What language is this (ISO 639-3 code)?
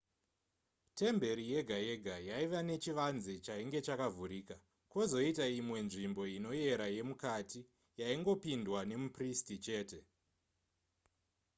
sna